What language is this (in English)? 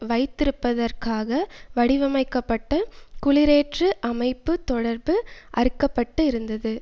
Tamil